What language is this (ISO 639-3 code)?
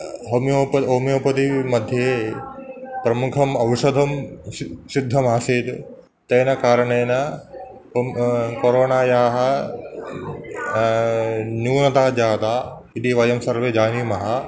san